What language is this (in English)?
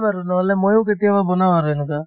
Assamese